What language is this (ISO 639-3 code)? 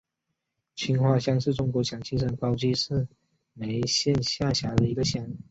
zho